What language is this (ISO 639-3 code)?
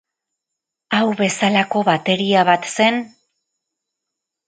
eus